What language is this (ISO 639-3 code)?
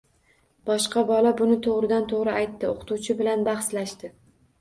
uzb